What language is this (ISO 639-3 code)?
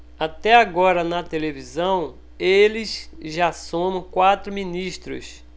por